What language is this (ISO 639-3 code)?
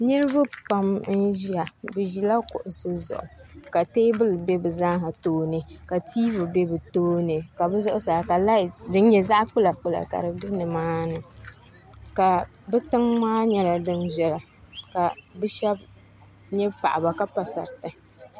dag